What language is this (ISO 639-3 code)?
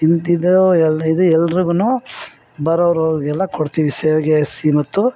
kan